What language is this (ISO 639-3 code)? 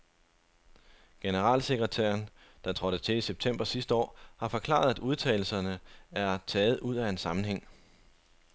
dan